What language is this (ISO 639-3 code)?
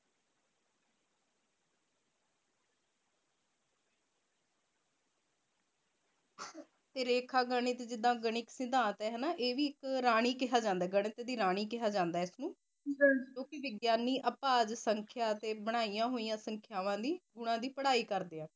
pan